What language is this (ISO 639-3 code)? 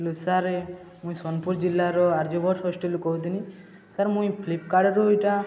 ori